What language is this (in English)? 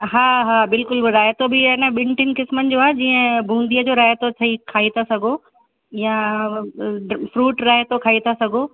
Sindhi